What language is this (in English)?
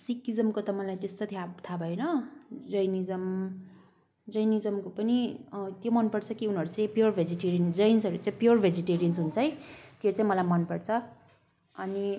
Nepali